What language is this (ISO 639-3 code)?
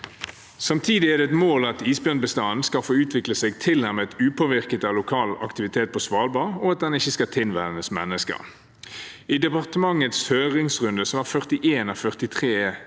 nor